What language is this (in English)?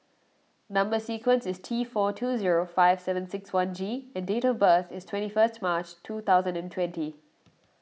English